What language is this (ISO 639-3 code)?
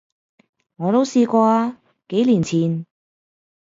yue